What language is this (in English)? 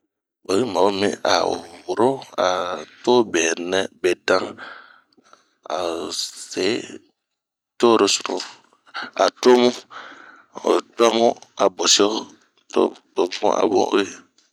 Bomu